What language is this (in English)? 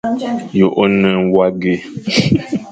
Fang